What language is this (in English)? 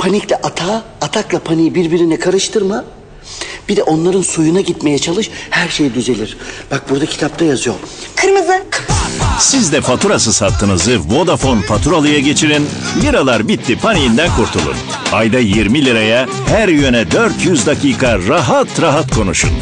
Turkish